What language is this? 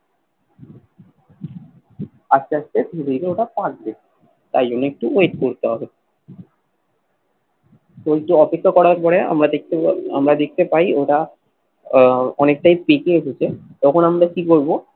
Bangla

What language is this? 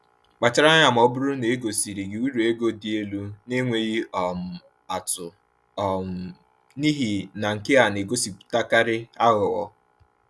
Igbo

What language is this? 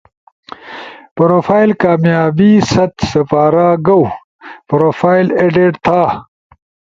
Ushojo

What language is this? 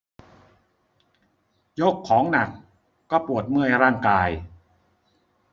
Thai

